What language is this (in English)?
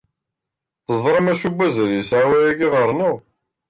Kabyle